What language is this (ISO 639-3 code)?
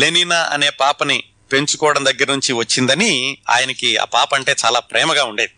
tel